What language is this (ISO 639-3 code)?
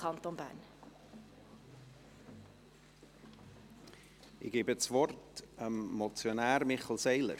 gsw